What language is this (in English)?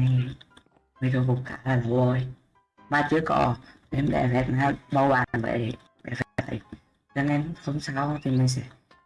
Vietnamese